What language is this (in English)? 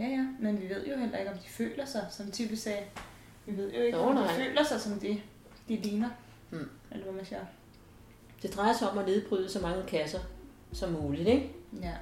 Danish